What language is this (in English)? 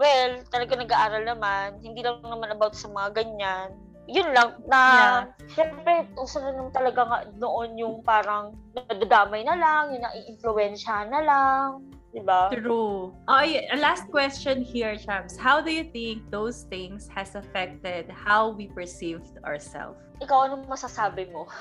Filipino